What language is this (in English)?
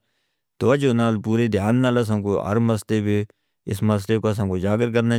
Northern Hindko